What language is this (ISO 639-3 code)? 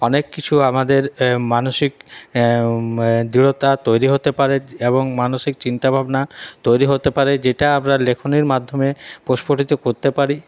ben